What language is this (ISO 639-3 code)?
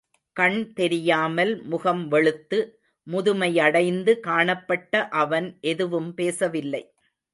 tam